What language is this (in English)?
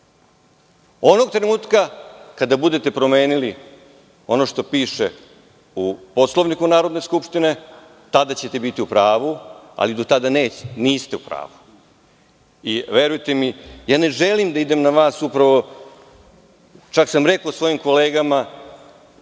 Serbian